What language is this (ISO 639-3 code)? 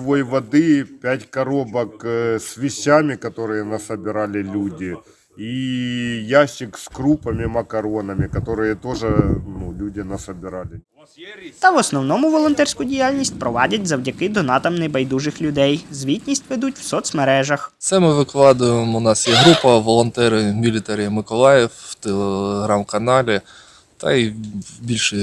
ukr